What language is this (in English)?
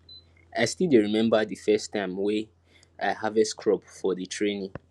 Nigerian Pidgin